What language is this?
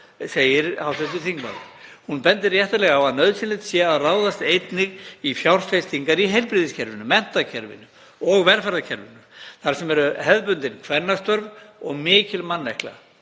Icelandic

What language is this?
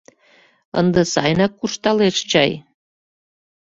Mari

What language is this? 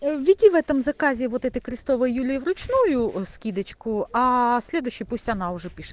Russian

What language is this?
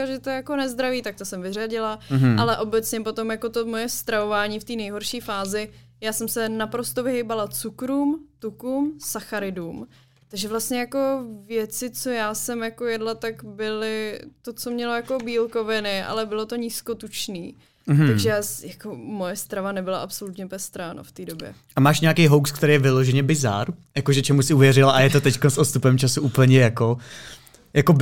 Czech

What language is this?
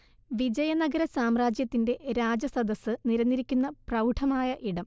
Malayalam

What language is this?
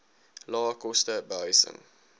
Afrikaans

